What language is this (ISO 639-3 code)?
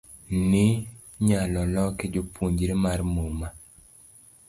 luo